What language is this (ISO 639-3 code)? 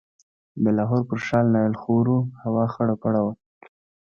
pus